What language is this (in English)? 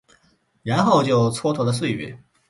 Chinese